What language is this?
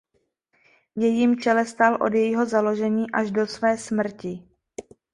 Czech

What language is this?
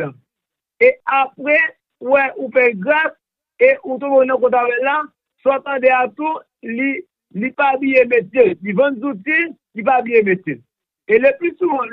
French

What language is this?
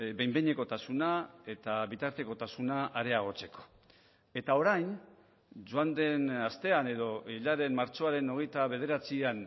Basque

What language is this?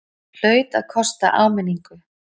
Icelandic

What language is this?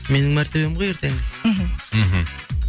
Kazakh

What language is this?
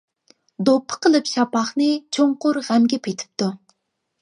Uyghur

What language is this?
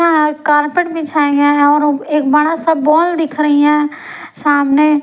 Hindi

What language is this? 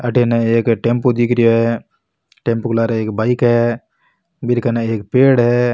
Rajasthani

